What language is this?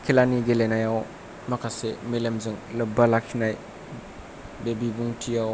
Bodo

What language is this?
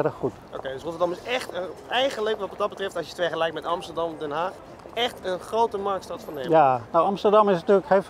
Dutch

